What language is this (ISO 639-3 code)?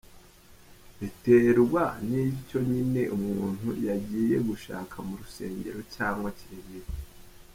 kin